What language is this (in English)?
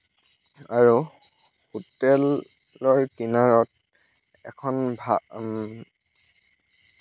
Assamese